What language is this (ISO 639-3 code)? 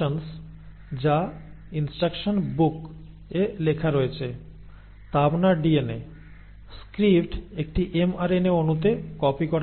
ben